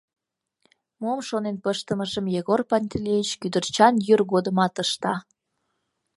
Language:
Mari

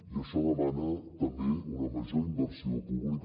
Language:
Catalan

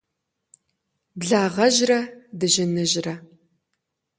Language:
Kabardian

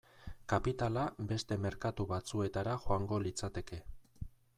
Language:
Basque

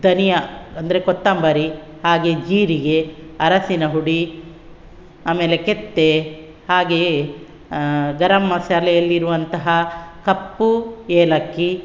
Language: Kannada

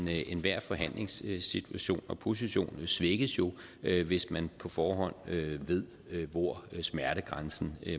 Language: Danish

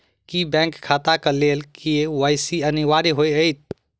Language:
Maithili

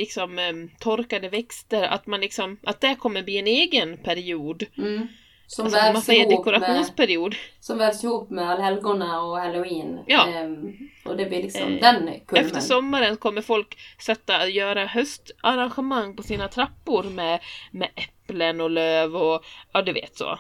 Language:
Swedish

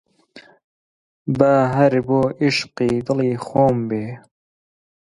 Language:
Central Kurdish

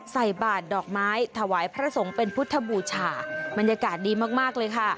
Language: Thai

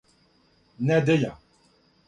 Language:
Serbian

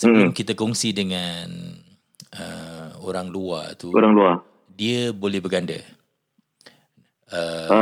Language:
Malay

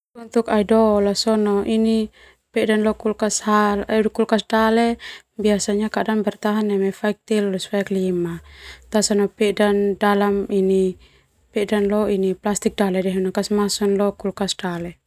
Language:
Termanu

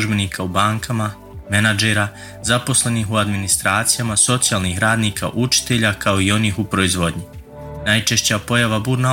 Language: Croatian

